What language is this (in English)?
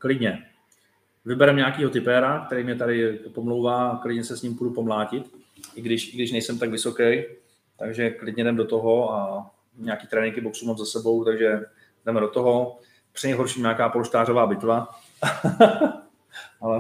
Czech